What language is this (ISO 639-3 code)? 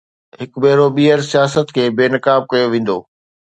snd